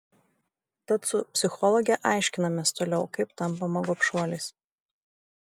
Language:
Lithuanian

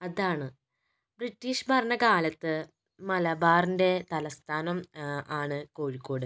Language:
Malayalam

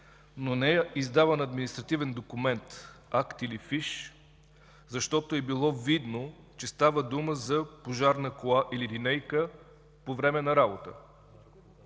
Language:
Bulgarian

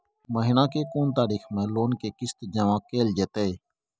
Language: Maithili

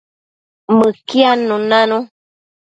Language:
Matsés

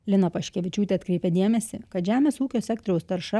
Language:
Lithuanian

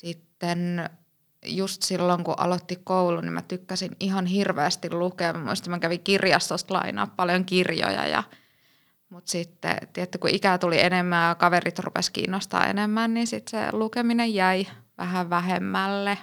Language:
Finnish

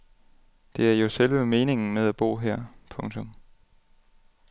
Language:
Danish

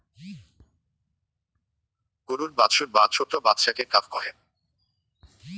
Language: Bangla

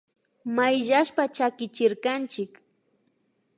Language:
Imbabura Highland Quichua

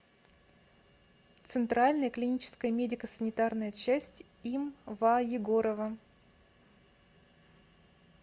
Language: Russian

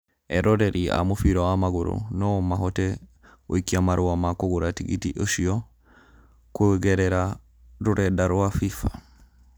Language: Kikuyu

